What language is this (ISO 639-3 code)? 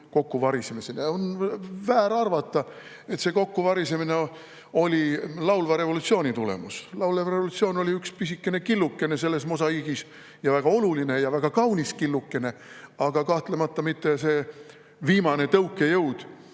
est